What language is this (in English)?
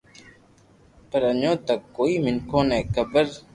Loarki